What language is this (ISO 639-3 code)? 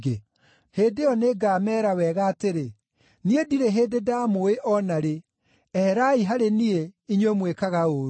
kik